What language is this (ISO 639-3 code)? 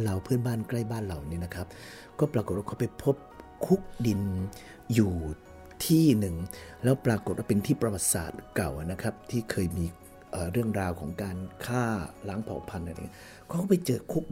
tha